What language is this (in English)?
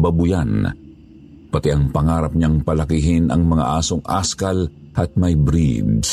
Filipino